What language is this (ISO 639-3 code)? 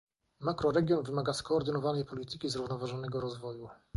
pol